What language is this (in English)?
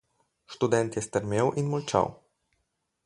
Slovenian